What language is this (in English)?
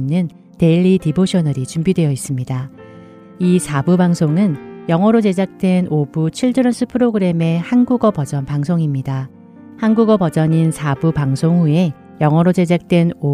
Korean